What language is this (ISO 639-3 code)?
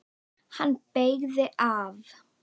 isl